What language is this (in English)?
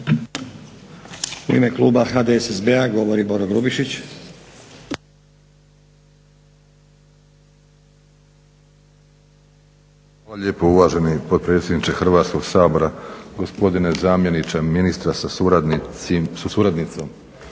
Croatian